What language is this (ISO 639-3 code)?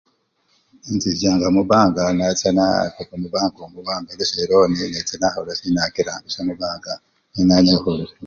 luy